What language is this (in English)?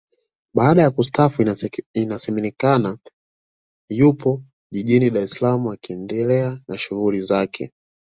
Swahili